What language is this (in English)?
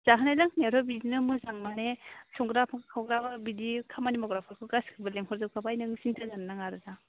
Bodo